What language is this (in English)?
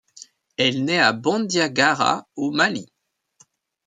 French